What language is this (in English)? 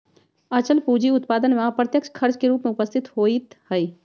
Magahi